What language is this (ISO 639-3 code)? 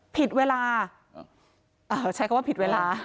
tha